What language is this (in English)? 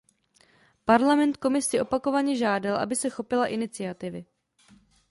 Czech